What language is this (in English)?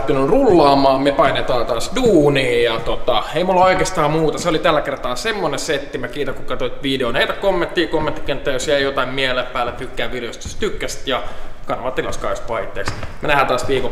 Finnish